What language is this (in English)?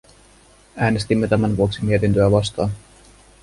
Finnish